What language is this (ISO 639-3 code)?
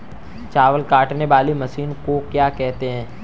hin